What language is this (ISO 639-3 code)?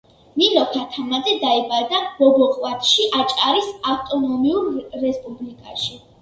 kat